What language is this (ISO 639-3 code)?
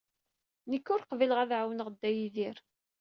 kab